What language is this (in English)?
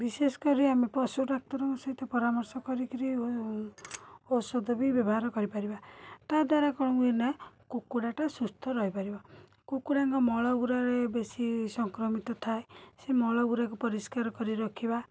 Odia